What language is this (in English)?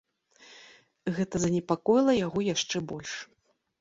Belarusian